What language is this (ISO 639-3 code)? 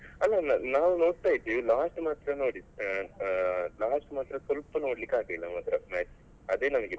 kan